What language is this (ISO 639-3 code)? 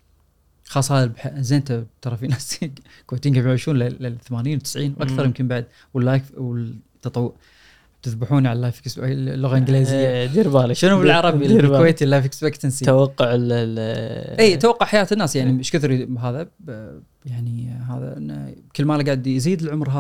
ara